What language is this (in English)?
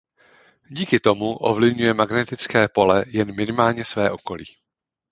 Czech